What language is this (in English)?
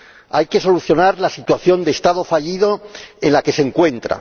Spanish